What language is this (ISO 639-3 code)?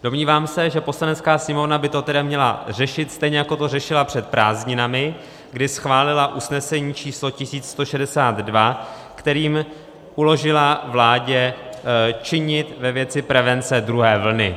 ces